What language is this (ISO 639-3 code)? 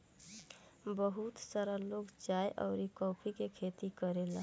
bho